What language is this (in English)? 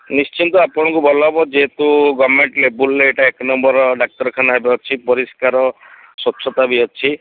Odia